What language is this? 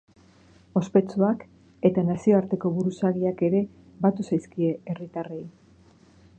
Basque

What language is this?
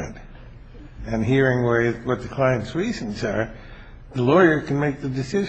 English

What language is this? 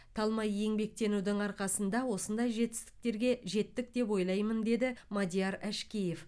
Kazakh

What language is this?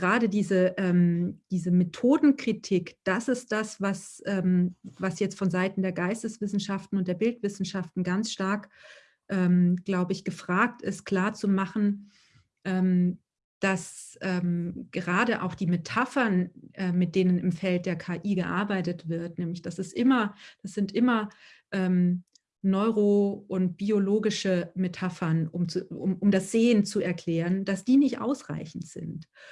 German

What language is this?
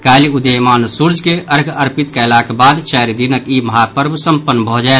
Maithili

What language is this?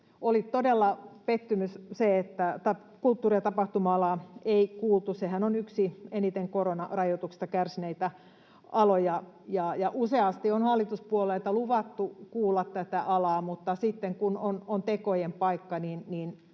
Finnish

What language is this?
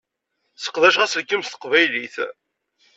Kabyle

